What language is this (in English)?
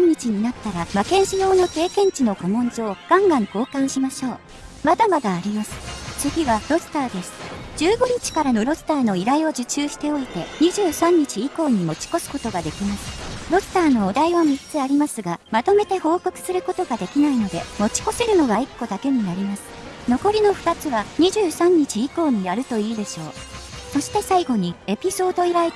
Japanese